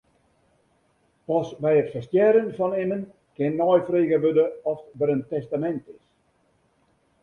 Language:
Western Frisian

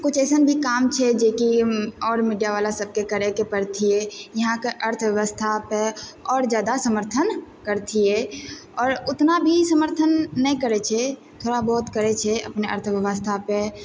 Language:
Maithili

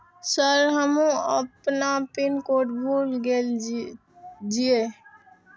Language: Maithili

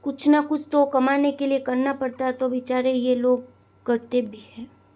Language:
Hindi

